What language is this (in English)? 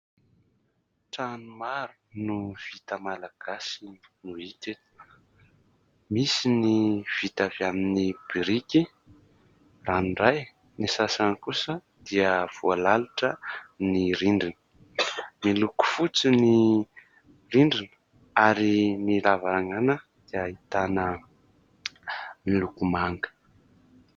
Malagasy